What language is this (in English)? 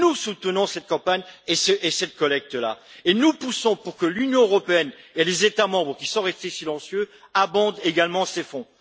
French